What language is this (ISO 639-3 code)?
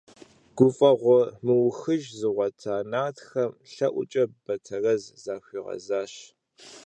kbd